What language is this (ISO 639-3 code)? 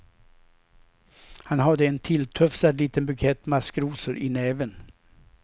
swe